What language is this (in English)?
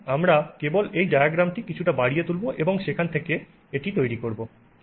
Bangla